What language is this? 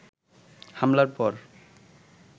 Bangla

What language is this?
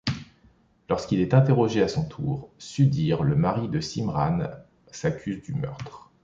French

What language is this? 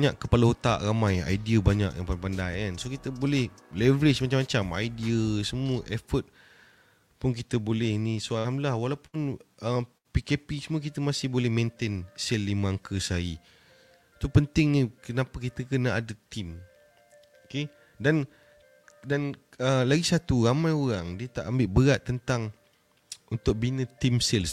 Malay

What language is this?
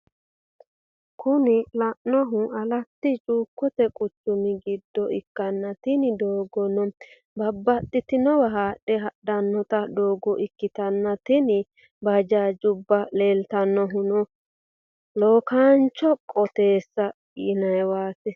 Sidamo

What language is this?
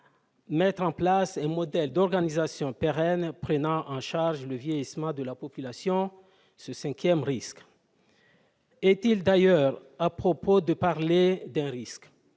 French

